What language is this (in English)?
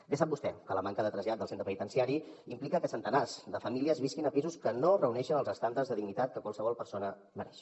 Catalan